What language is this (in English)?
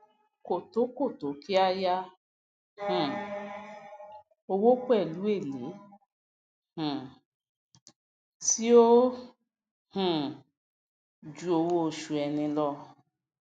Yoruba